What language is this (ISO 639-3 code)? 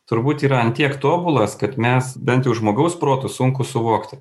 lit